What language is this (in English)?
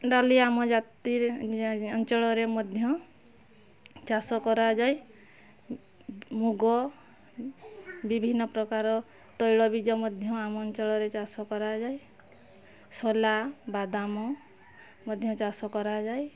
Odia